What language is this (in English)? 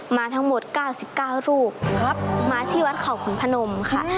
Thai